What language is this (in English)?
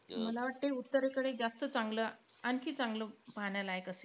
Marathi